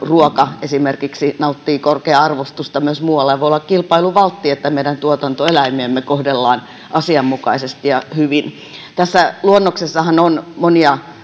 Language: Finnish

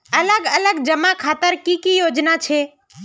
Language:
Magahi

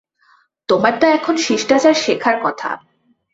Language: Bangla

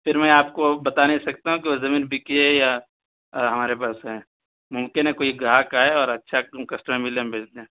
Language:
Urdu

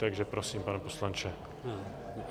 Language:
Czech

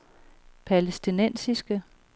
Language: Danish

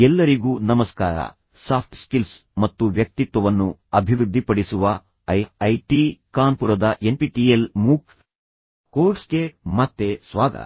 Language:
Kannada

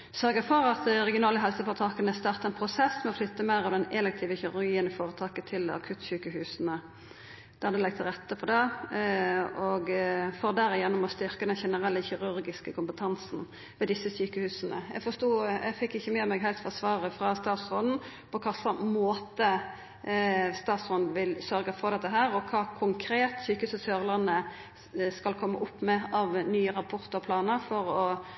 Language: Norwegian Nynorsk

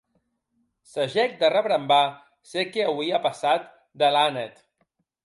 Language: Occitan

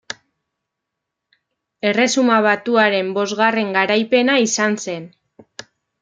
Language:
Basque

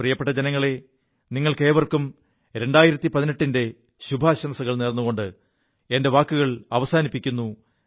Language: Malayalam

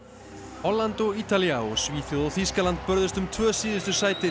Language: Icelandic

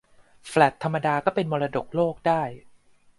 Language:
Thai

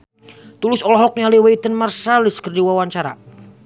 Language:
Sundanese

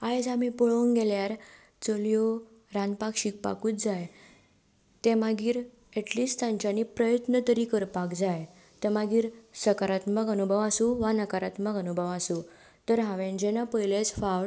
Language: Konkani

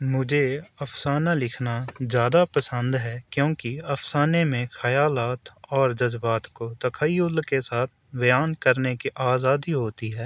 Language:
Urdu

